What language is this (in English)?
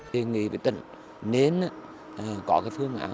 Vietnamese